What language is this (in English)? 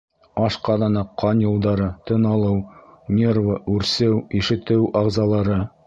Bashkir